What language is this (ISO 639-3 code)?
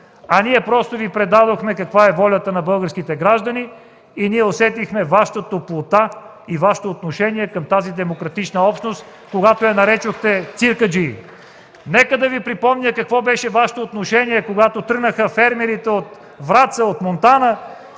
bul